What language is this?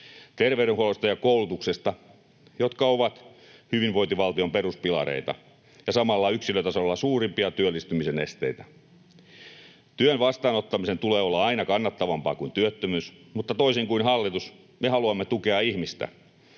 Finnish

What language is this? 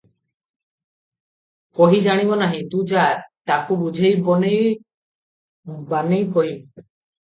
Odia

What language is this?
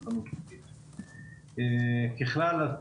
Hebrew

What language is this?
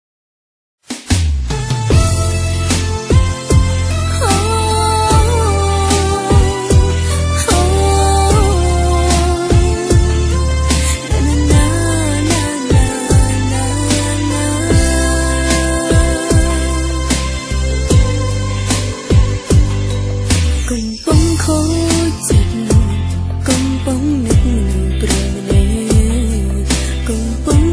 Thai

